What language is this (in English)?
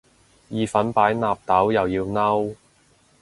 Cantonese